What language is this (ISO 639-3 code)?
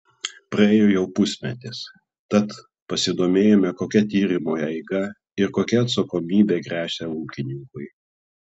lit